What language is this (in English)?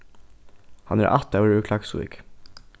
Faroese